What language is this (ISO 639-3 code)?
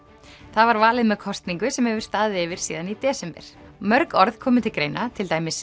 isl